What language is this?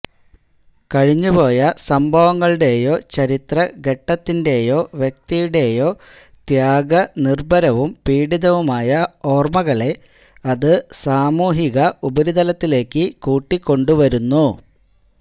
Malayalam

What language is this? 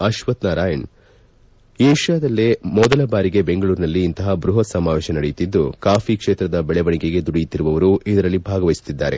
Kannada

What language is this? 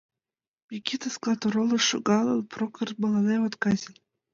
Mari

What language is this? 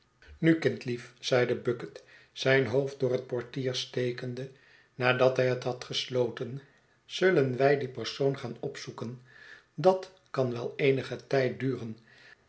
Dutch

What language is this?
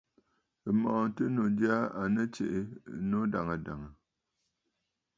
Bafut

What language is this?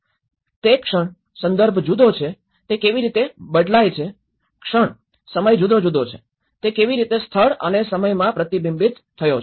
Gujarati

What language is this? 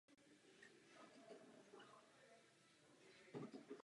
Czech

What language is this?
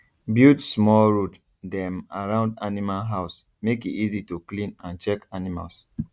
Nigerian Pidgin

